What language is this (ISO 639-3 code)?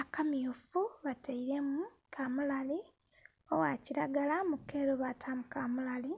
xog